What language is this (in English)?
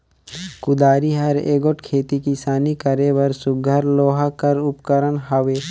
Chhattisgarhi